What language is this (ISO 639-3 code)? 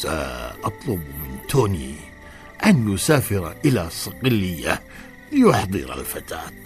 ara